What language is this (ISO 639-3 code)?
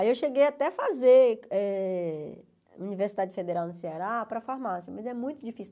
por